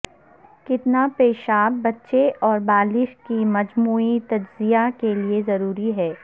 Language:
Urdu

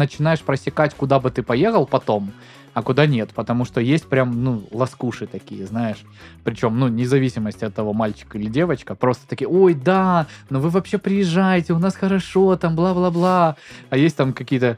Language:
Russian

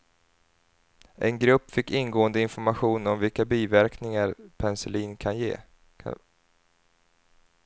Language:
Swedish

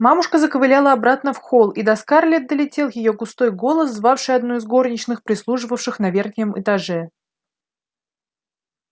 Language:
Russian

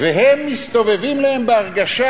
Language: Hebrew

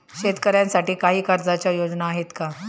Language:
Marathi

